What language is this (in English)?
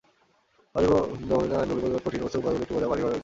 Bangla